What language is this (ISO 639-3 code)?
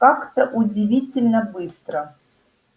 rus